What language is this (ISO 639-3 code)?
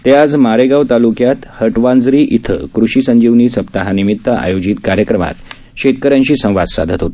mar